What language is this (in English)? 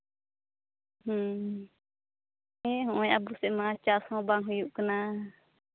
Santali